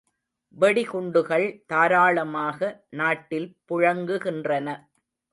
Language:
Tamil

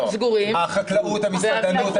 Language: Hebrew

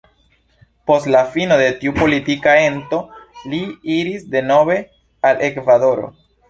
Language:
Esperanto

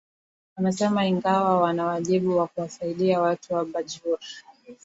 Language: Swahili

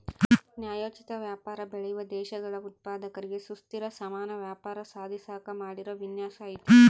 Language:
Kannada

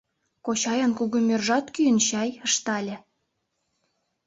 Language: Mari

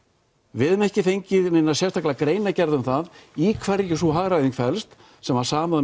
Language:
Icelandic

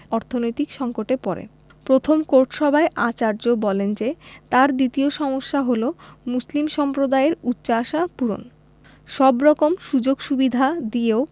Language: Bangla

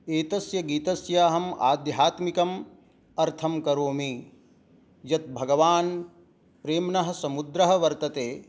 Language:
Sanskrit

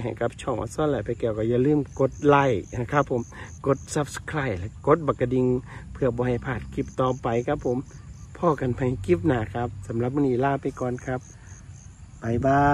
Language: Thai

